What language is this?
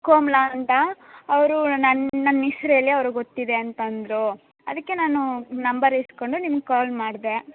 Kannada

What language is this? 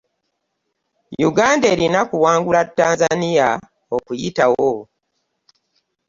Ganda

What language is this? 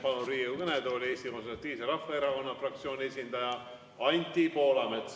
Estonian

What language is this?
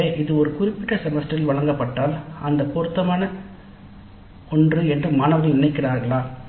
Tamil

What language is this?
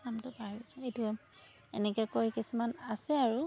Assamese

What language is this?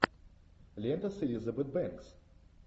Russian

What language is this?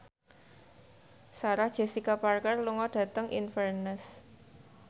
Javanese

